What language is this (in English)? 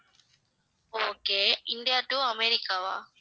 Tamil